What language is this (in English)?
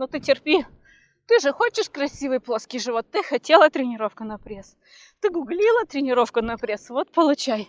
Russian